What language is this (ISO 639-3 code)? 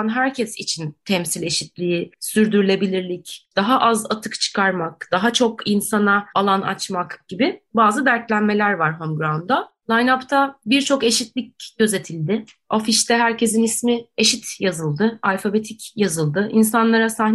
tur